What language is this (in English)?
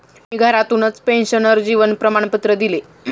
Marathi